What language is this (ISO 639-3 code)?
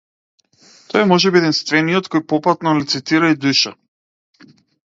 mkd